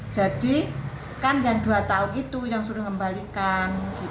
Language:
Indonesian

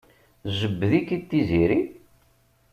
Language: Kabyle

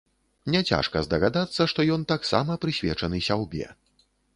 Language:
Belarusian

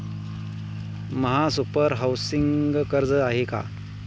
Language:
Marathi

